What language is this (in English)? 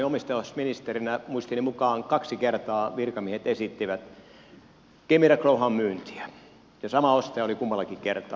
Finnish